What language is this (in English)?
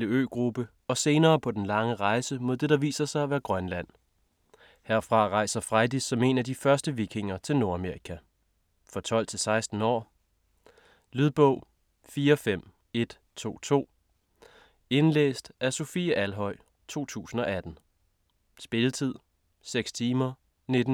Danish